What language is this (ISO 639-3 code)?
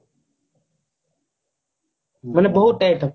ori